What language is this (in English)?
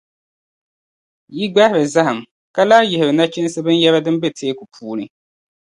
Dagbani